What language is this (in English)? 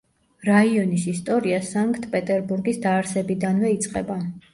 Georgian